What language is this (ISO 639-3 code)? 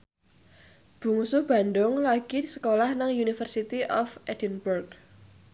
jav